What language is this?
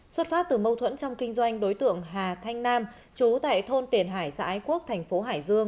Vietnamese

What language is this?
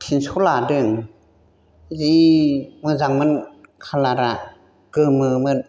Bodo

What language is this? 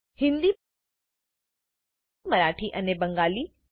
Gujarati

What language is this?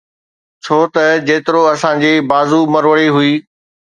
Sindhi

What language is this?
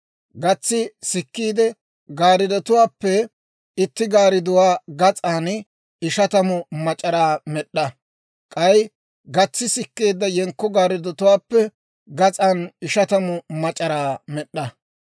Dawro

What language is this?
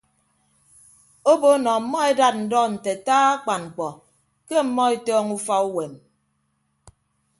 Ibibio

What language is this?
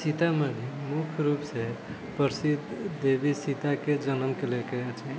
Maithili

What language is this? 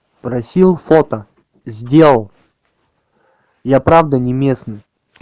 Russian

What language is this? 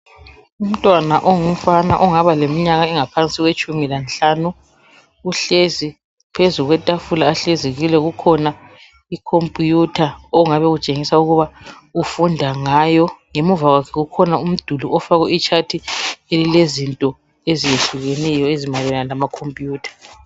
North Ndebele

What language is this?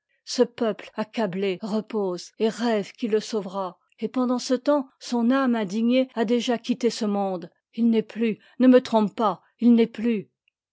French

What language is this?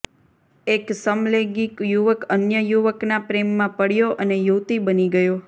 Gujarati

